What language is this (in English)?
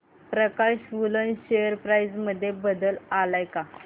Marathi